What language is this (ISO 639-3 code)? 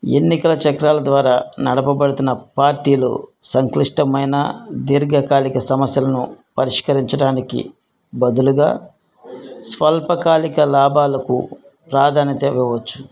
tel